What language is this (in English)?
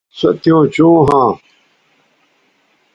Bateri